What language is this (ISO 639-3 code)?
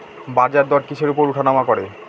ben